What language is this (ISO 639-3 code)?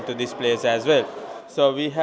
vie